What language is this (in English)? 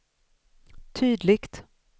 Swedish